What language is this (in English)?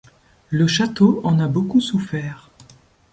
French